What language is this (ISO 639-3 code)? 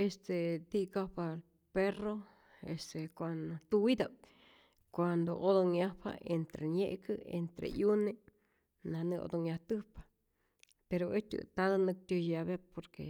zor